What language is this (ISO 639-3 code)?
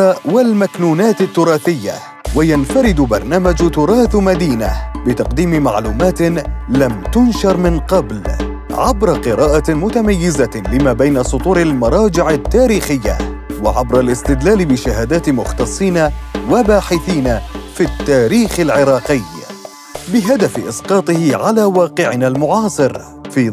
ara